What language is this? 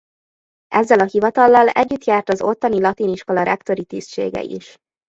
Hungarian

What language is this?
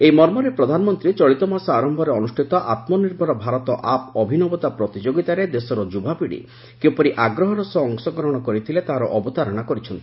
Odia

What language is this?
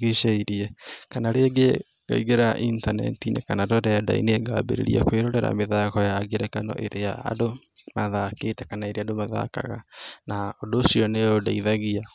Kikuyu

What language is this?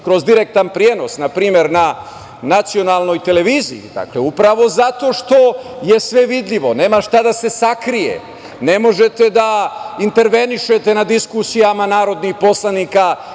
Serbian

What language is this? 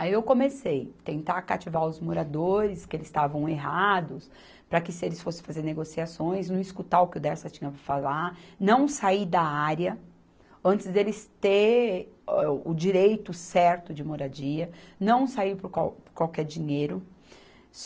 Portuguese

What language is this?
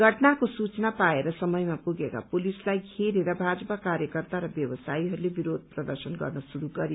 Nepali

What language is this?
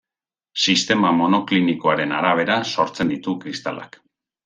Basque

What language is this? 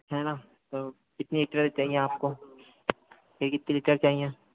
Hindi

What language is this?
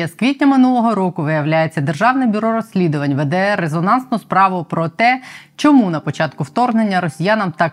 Ukrainian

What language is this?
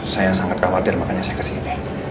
Indonesian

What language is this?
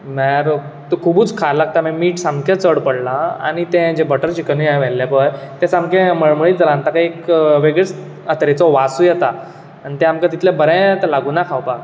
Konkani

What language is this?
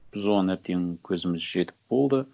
Kazakh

